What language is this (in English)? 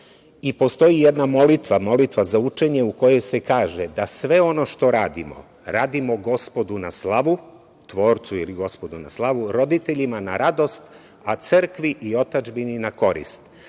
Serbian